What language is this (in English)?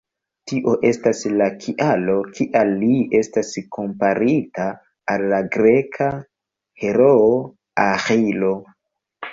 Esperanto